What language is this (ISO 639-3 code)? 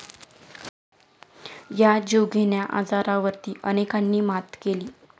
mar